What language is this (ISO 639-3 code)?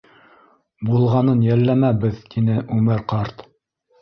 bak